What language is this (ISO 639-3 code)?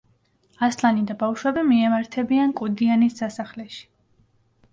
kat